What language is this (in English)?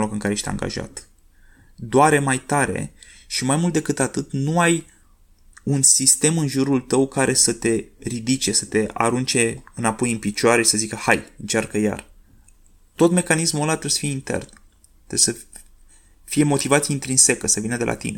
Romanian